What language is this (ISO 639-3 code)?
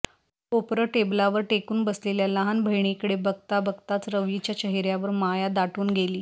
mar